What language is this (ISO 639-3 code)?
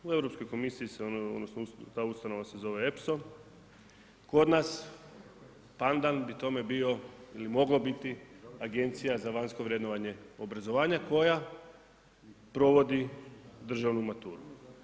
hrv